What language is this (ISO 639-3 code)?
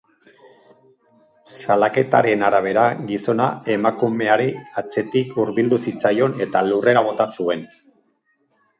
eus